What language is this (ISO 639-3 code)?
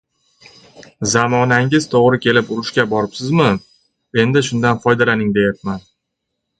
uzb